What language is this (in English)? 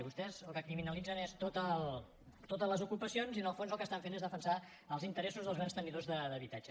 Catalan